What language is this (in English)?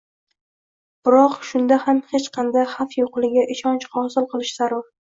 Uzbek